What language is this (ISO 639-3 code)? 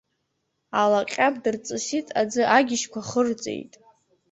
abk